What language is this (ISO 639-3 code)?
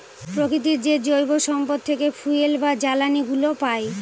ben